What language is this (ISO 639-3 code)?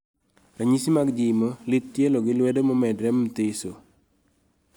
luo